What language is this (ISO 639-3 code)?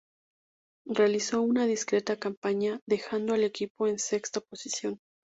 spa